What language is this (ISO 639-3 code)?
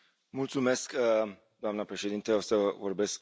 ron